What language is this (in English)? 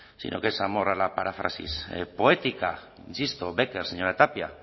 Spanish